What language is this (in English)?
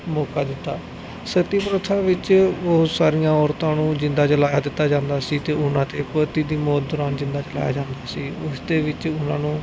Punjabi